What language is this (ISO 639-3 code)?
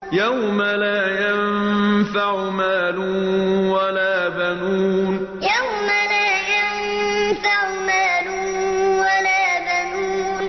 ara